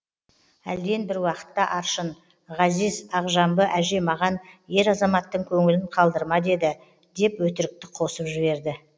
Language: Kazakh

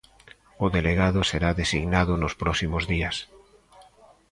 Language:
Galician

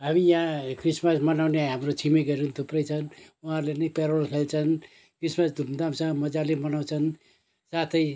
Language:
Nepali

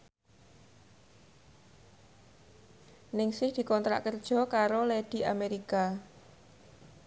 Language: Javanese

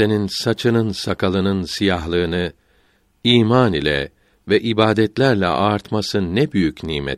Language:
Turkish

